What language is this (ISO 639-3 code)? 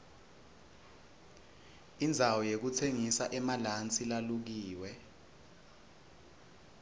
ssw